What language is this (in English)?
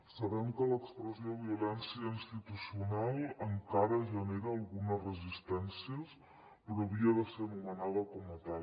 Catalan